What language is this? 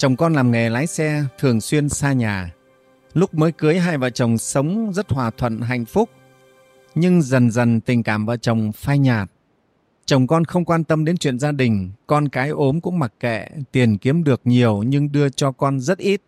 Vietnamese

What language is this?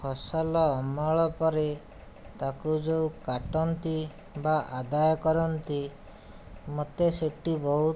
Odia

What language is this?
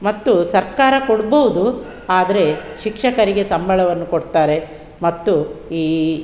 Kannada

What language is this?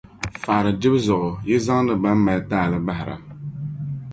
Dagbani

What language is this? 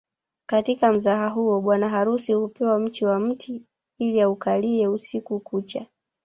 Swahili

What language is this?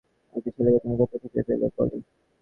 Bangla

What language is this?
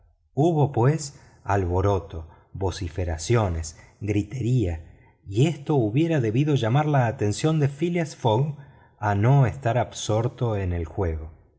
Spanish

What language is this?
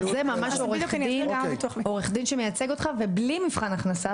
Hebrew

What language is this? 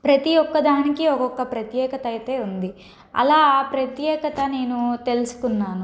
Telugu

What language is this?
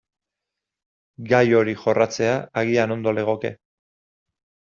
Basque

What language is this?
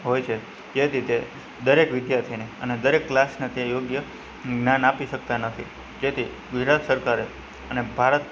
Gujarati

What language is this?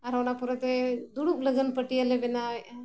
Santali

